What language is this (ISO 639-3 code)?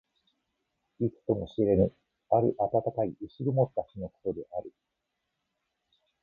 jpn